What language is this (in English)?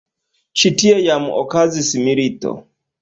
Esperanto